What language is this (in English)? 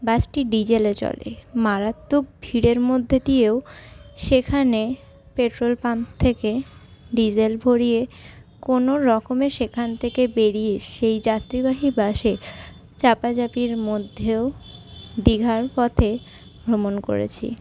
Bangla